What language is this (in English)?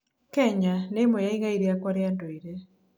Kikuyu